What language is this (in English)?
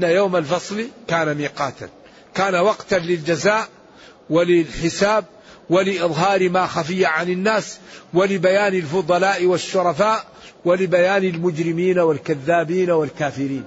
Arabic